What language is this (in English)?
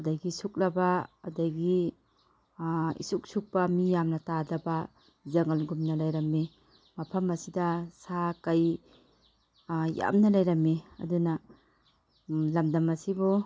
Manipuri